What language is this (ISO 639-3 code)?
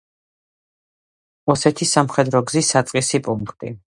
kat